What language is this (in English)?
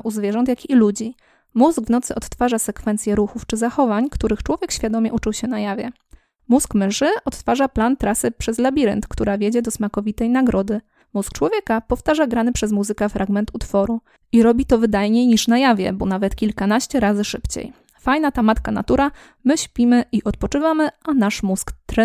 Polish